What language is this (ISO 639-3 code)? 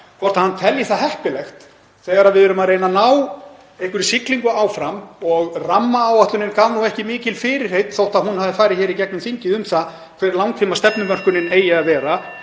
isl